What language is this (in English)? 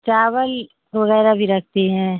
Urdu